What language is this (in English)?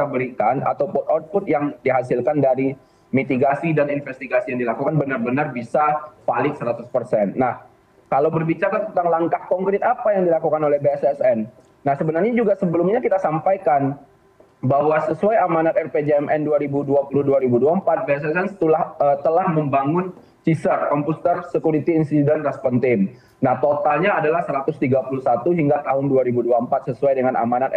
Indonesian